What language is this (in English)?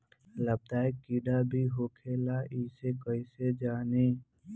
Bhojpuri